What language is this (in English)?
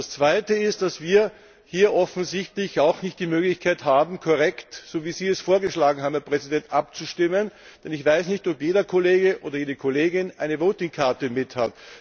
German